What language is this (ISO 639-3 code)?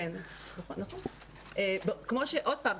heb